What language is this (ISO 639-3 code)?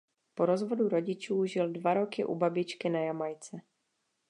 ces